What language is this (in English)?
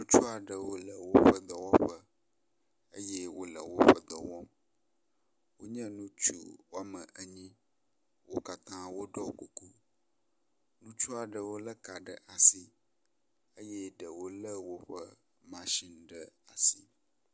Ewe